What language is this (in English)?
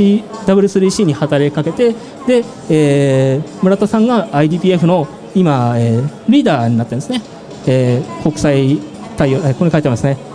Japanese